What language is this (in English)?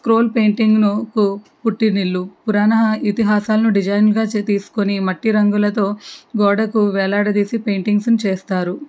Telugu